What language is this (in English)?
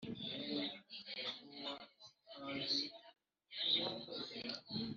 Kinyarwanda